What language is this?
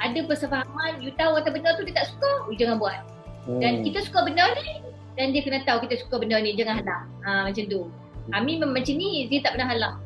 Malay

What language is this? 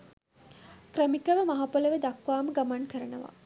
Sinhala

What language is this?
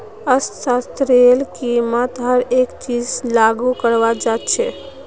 Magahi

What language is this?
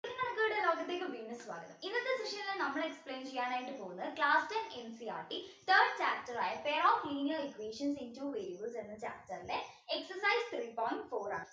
Malayalam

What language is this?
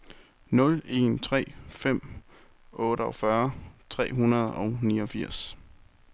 Danish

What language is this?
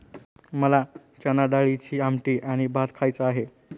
Marathi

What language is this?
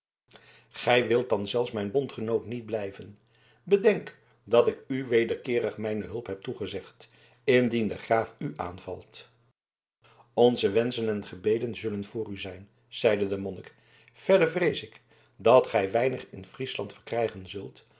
Dutch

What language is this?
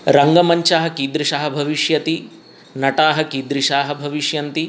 Sanskrit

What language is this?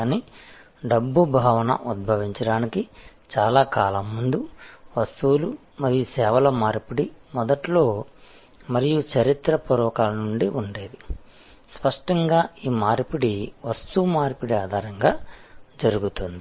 Telugu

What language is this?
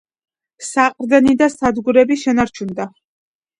Georgian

